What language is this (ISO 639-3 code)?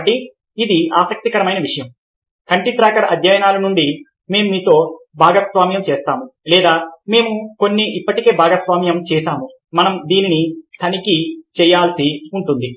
tel